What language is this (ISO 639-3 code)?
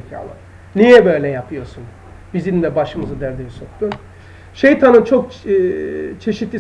tur